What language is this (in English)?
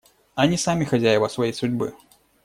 Russian